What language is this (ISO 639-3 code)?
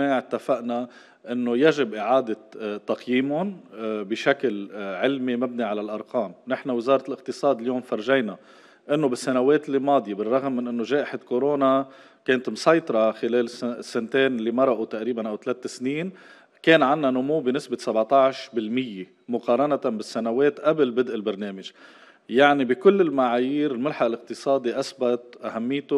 ara